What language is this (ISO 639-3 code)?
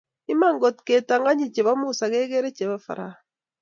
kln